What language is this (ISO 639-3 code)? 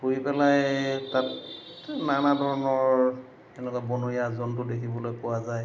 asm